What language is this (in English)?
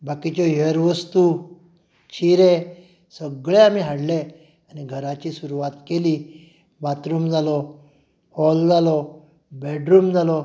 Konkani